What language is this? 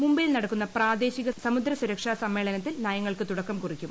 Malayalam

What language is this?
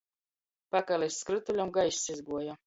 Latgalian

